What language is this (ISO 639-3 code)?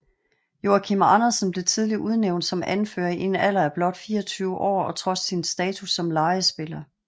dan